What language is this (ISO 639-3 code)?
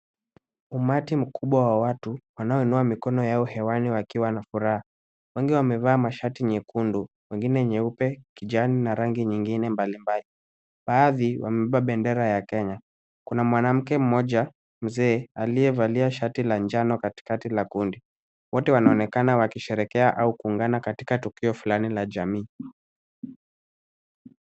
swa